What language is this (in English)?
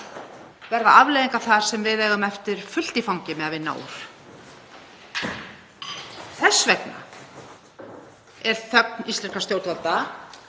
Icelandic